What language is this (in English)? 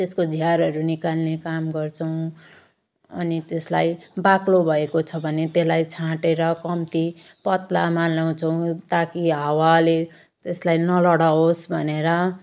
Nepali